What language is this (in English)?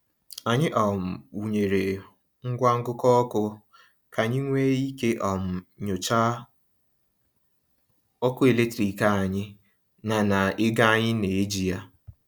Igbo